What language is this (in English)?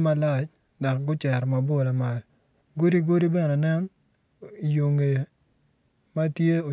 Acoli